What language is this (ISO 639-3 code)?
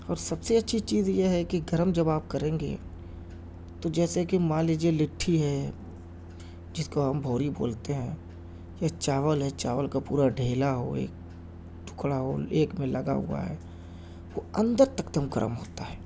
urd